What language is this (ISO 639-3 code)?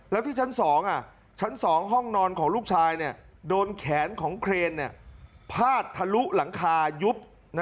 tha